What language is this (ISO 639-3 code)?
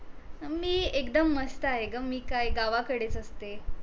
mar